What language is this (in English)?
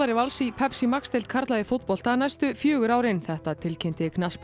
Icelandic